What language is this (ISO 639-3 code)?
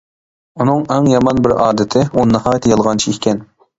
uig